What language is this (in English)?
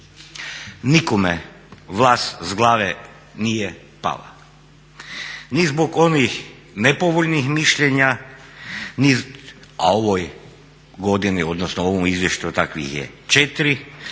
Croatian